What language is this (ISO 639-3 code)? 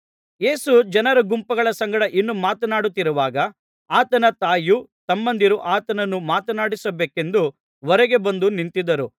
kan